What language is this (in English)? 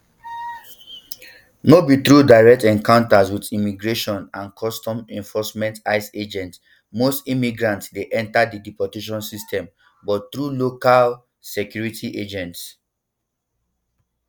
Nigerian Pidgin